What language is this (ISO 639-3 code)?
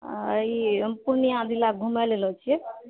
mai